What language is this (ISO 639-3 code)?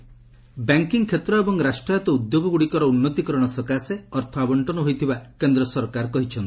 ori